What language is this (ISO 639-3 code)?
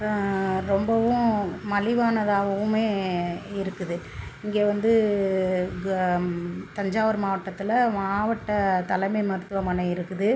tam